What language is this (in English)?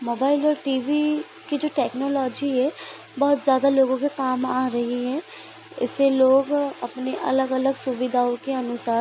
Hindi